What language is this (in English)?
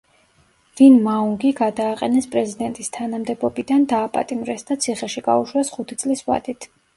Georgian